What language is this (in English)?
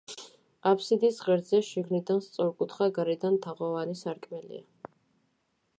Georgian